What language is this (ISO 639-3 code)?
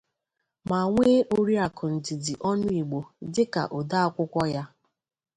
ibo